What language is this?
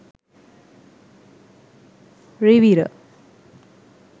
Sinhala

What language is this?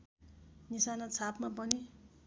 Nepali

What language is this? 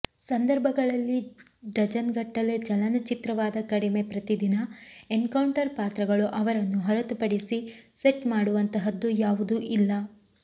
Kannada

